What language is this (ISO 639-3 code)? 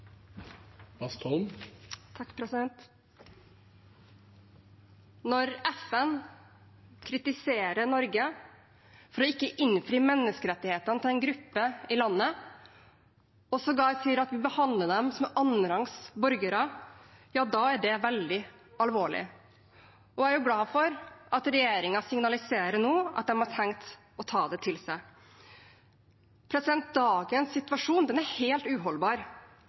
nob